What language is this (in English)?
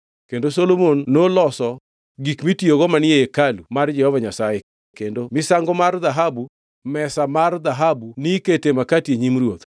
Luo (Kenya and Tanzania)